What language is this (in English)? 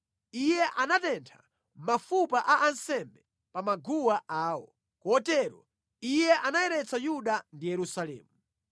Nyanja